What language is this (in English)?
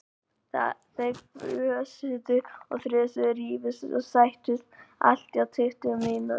Icelandic